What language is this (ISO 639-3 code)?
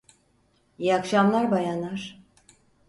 tur